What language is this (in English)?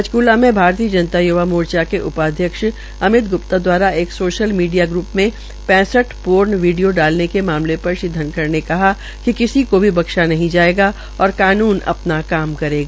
Hindi